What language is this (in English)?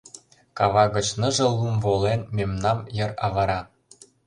Mari